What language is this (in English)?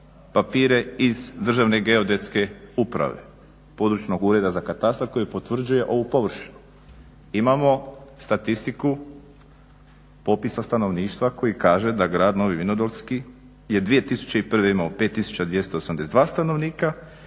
Croatian